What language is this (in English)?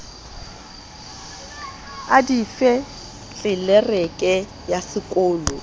Southern Sotho